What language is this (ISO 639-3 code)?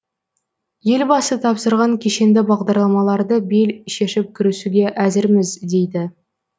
kaz